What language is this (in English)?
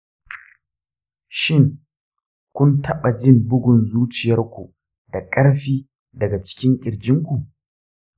Hausa